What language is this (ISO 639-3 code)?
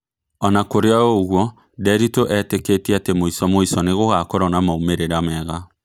kik